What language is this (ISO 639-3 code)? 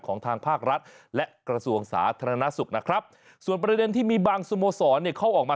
tha